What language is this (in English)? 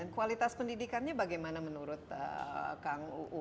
Indonesian